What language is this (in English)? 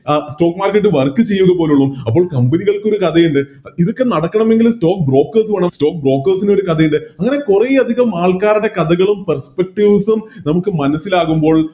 Malayalam